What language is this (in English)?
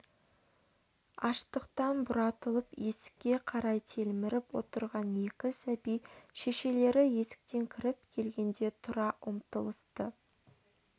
Kazakh